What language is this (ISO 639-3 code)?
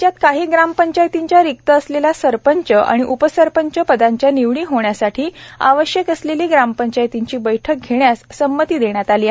mar